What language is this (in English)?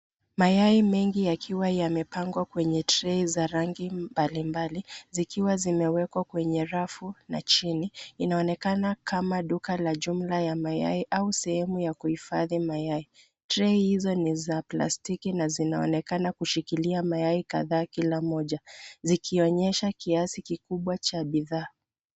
Swahili